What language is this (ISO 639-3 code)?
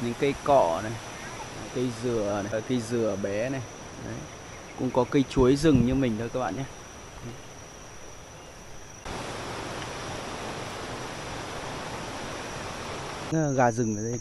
vie